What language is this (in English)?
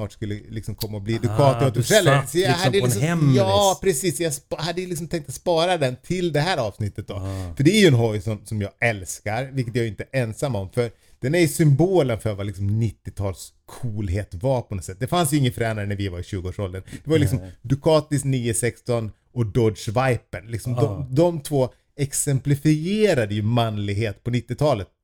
Swedish